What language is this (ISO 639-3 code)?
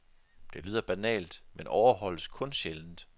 dan